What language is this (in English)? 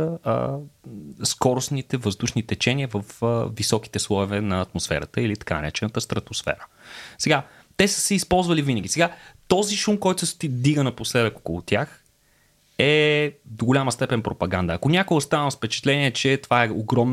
Bulgarian